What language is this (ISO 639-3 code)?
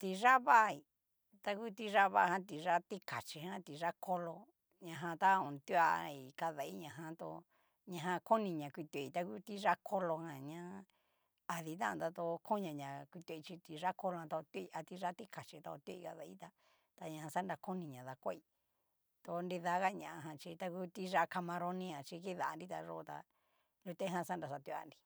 miu